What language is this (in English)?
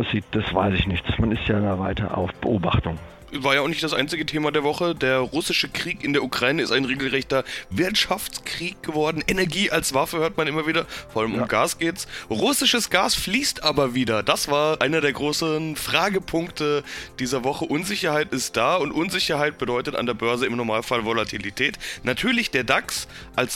German